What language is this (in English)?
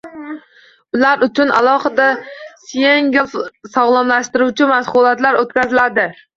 Uzbek